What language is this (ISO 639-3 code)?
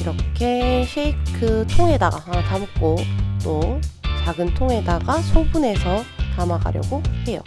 kor